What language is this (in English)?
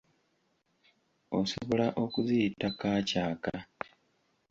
Ganda